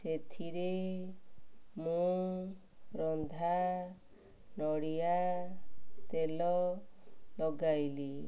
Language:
Odia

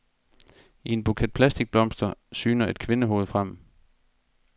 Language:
Danish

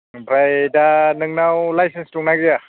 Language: Bodo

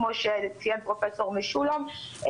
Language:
Hebrew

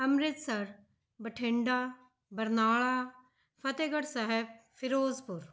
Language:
Punjabi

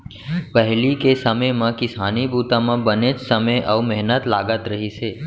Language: Chhattisgarhi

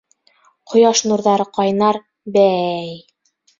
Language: Bashkir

